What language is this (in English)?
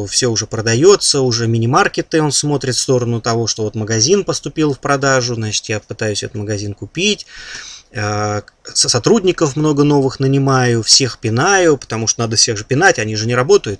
Russian